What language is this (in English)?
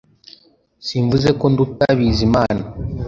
Kinyarwanda